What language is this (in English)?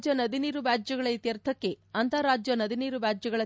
Kannada